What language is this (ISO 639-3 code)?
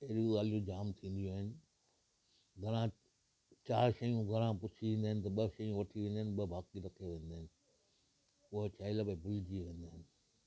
snd